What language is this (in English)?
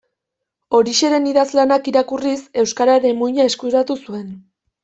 Basque